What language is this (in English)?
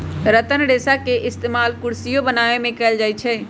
Magahi